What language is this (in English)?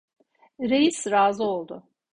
Turkish